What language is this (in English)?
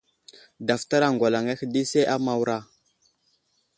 Wuzlam